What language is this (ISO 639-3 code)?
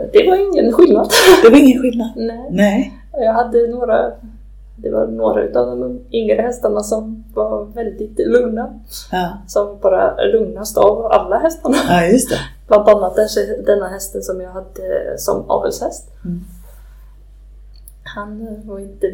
swe